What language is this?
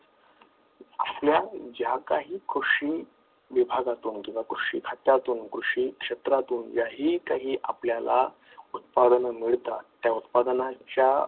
Marathi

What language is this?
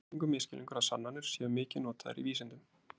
Icelandic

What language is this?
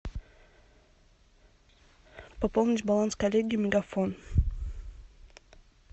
Russian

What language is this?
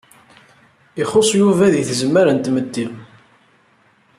Kabyle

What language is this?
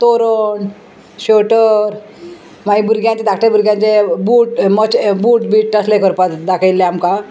Konkani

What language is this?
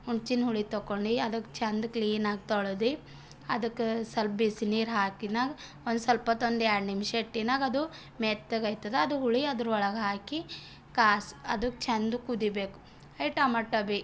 Kannada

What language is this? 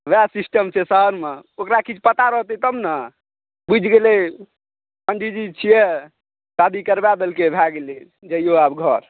Maithili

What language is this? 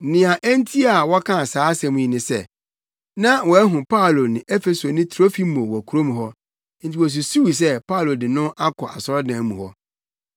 Akan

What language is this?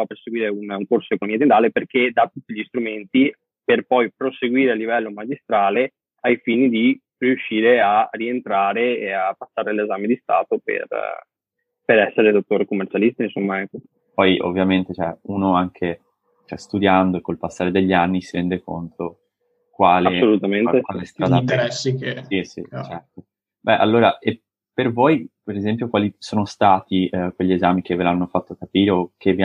Italian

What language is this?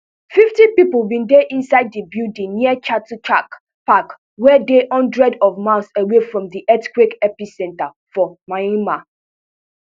Nigerian Pidgin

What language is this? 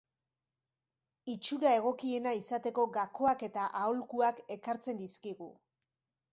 Basque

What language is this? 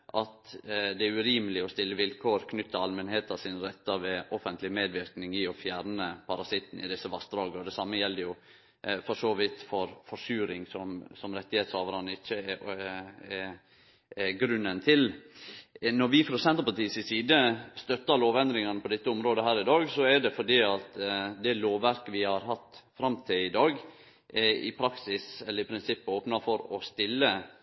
Norwegian Nynorsk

